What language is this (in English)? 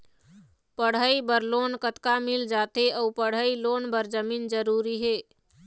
Chhattisgarhi